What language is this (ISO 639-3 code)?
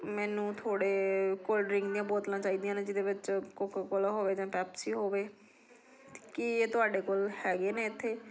pan